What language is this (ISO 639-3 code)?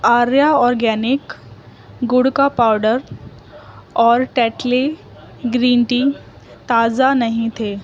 urd